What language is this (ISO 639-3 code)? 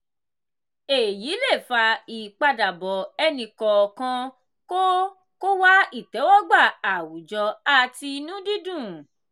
yor